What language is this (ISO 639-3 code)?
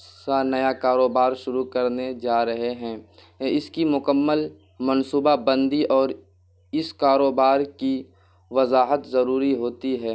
urd